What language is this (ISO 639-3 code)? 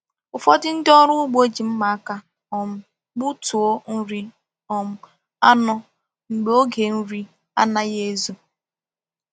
ibo